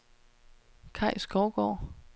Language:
Danish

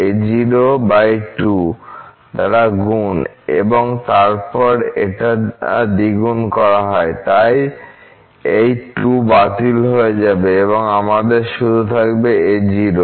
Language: Bangla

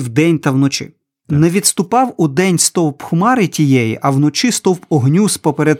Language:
Ukrainian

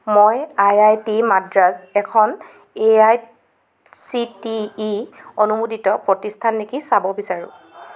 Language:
Assamese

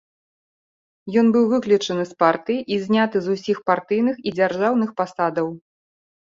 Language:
Belarusian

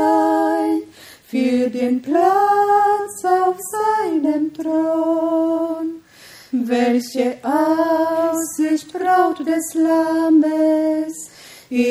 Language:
Romanian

